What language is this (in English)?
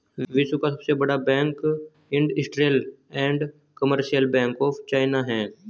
Hindi